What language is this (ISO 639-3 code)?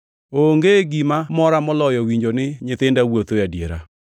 luo